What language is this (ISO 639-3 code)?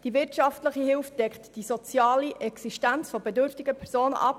gsw